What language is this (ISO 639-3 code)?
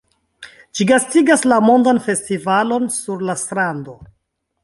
epo